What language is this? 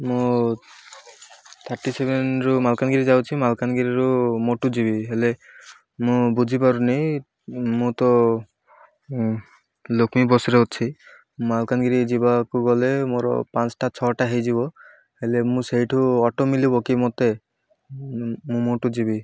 Odia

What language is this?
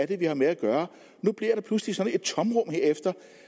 Danish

